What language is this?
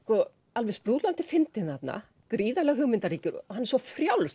Icelandic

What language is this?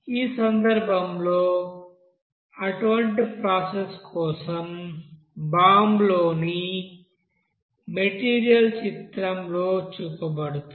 Telugu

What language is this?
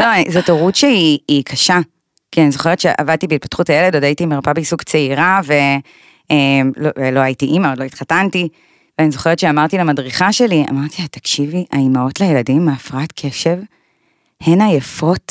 Hebrew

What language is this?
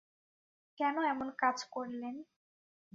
Bangla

